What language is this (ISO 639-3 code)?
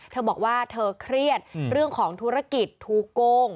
tha